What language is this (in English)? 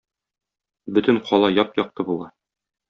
Tatar